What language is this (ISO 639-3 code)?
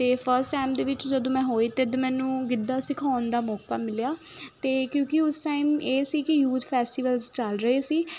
pan